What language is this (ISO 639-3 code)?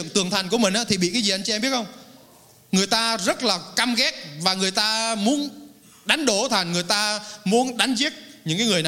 vie